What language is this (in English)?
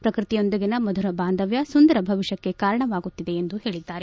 Kannada